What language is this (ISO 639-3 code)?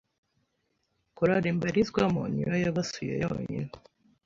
kin